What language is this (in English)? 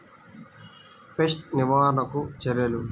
Telugu